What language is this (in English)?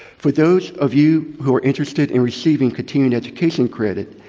English